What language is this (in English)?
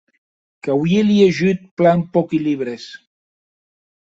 Occitan